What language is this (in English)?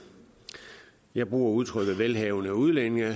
Danish